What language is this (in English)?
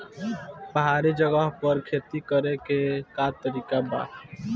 Bhojpuri